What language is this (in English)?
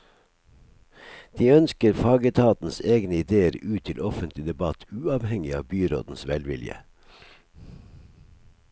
Norwegian